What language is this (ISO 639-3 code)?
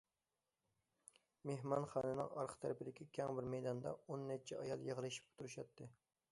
uig